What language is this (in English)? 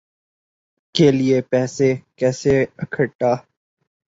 Urdu